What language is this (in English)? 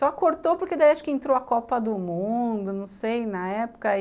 Portuguese